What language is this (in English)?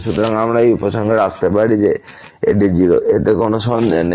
Bangla